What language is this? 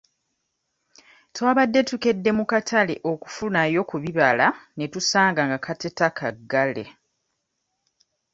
Ganda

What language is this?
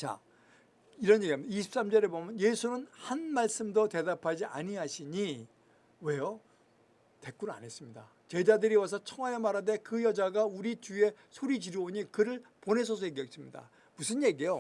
Korean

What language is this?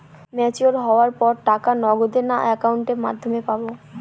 Bangla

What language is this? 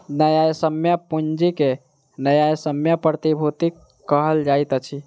Maithili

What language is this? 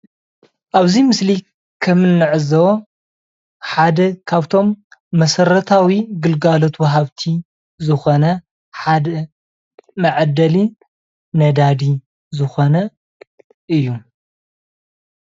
Tigrinya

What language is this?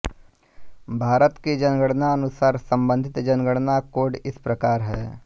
Hindi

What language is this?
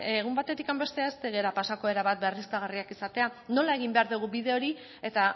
Basque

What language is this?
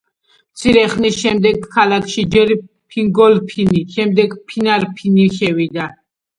Georgian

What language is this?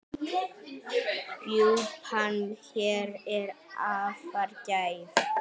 Icelandic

